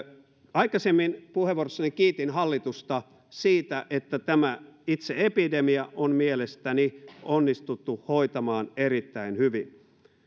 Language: Finnish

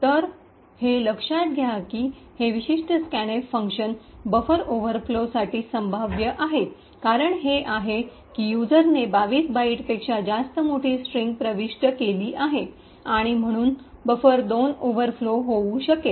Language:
Marathi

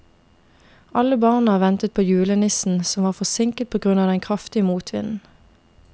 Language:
Norwegian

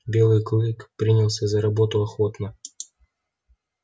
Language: Russian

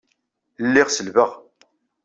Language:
Kabyle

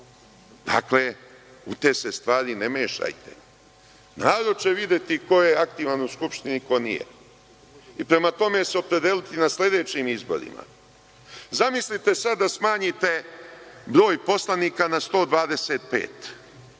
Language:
Serbian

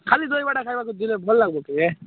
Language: Odia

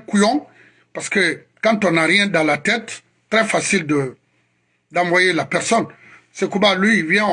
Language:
French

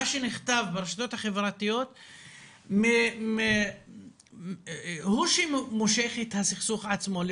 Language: Hebrew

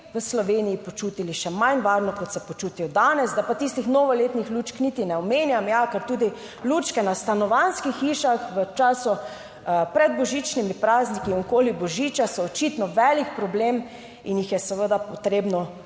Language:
Slovenian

